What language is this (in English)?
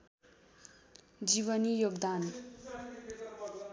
Nepali